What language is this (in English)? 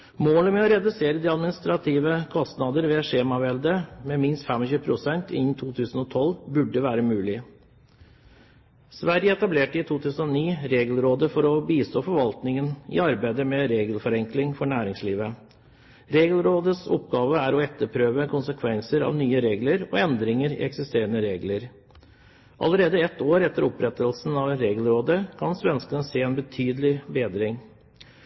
Norwegian Bokmål